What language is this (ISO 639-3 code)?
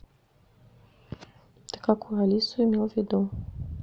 rus